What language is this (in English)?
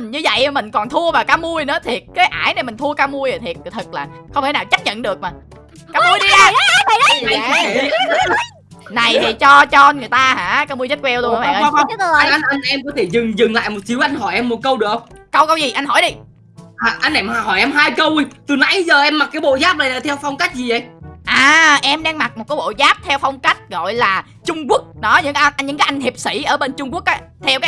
Vietnamese